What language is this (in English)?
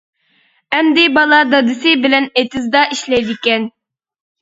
Uyghur